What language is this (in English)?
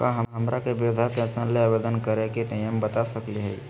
Magahi